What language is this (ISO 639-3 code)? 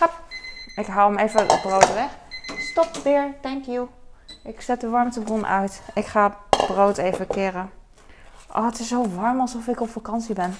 nld